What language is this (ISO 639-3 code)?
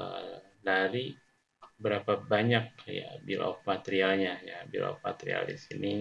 ind